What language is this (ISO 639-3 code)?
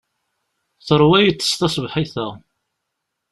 kab